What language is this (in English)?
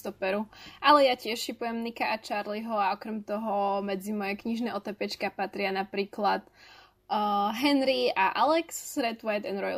Slovak